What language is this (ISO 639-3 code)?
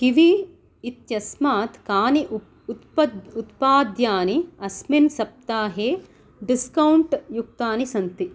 san